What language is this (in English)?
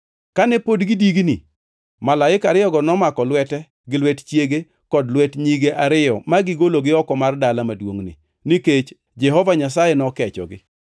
Luo (Kenya and Tanzania)